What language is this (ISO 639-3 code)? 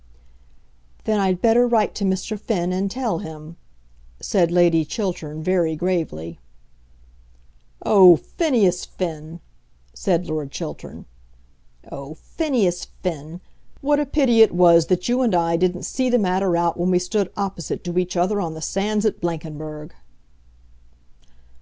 eng